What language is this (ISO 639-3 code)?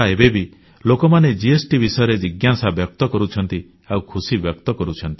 ori